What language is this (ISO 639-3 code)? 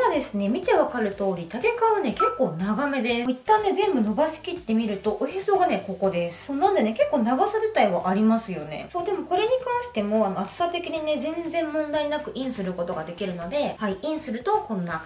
jpn